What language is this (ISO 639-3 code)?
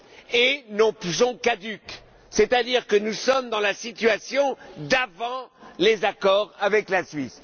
fra